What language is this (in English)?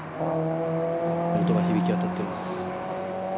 Japanese